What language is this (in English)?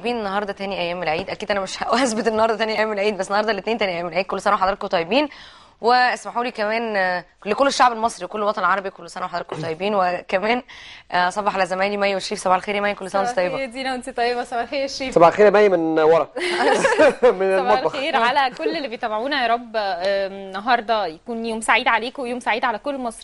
Arabic